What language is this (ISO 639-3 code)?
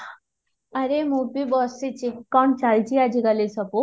ori